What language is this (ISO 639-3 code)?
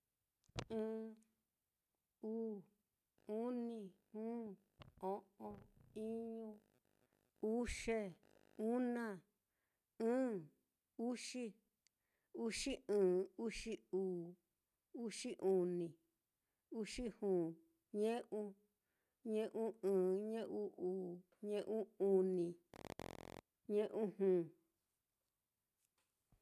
vmm